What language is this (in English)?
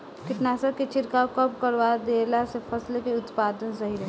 Bhojpuri